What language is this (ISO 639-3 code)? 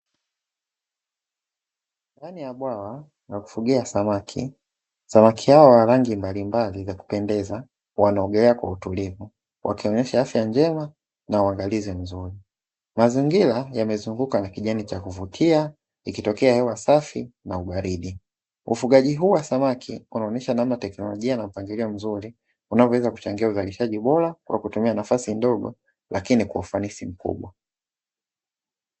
swa